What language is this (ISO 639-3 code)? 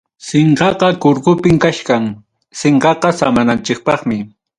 quy